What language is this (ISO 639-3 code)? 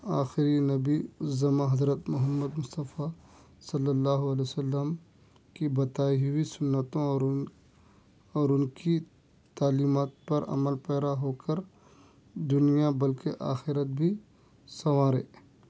urd